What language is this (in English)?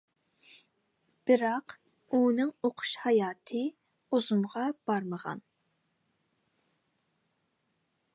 Uyghur